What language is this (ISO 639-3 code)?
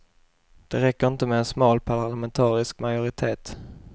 swe